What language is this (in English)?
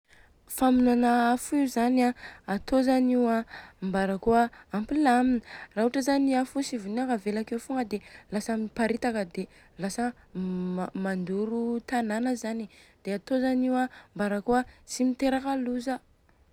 Southern Betsimisaraka Malagasy